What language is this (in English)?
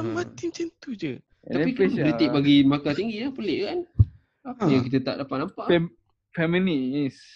Malay